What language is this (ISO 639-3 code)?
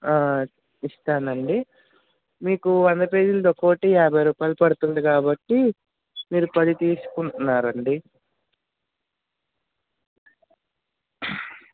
tel